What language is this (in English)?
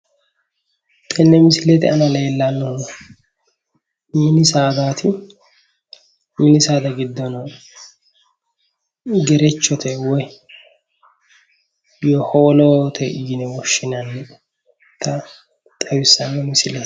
Sidamo